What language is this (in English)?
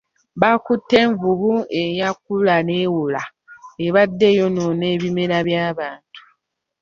Ganda